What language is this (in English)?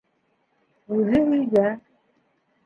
Bashkir